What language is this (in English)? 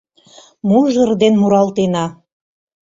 Mari